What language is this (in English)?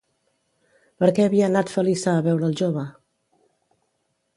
Catalan